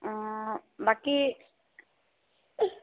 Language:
Assamese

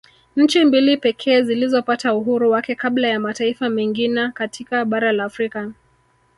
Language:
Swahili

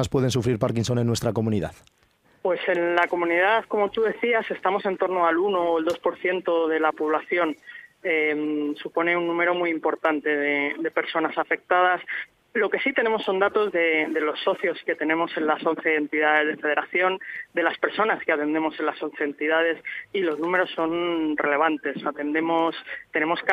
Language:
Spanish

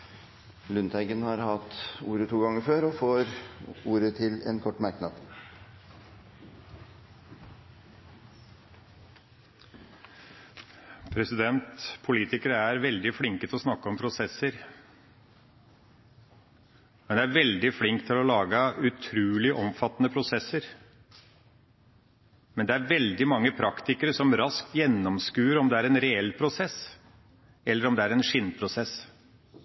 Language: Norwegian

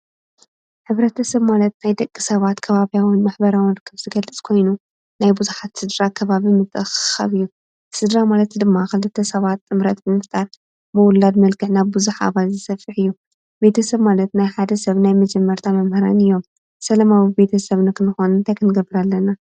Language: Tigrinya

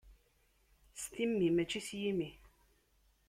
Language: Kabyle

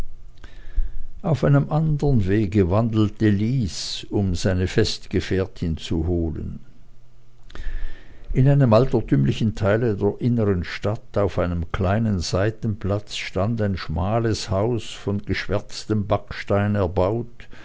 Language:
German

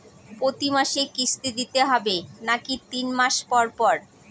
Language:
Bangla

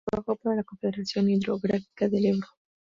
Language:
Spanish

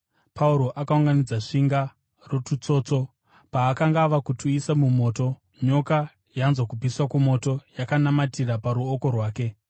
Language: Shona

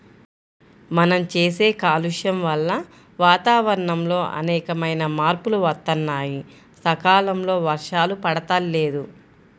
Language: Telugu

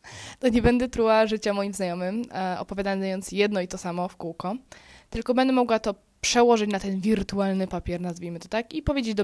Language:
Polish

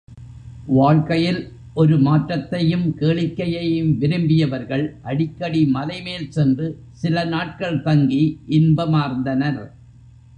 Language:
Tamil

